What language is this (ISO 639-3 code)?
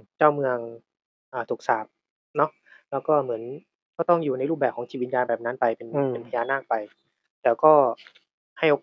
tha